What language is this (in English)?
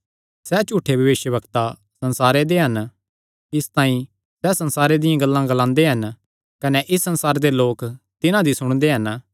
Kangri